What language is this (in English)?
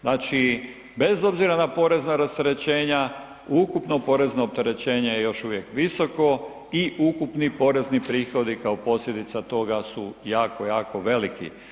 Croatian